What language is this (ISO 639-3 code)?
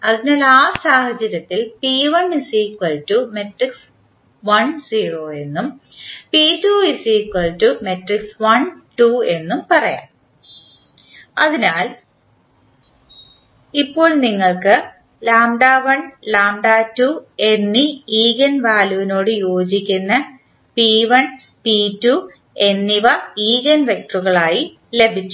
mal